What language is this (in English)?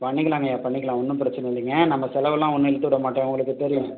Tamil